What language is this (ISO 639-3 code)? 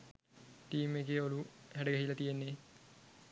sin